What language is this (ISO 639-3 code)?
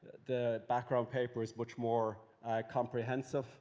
eng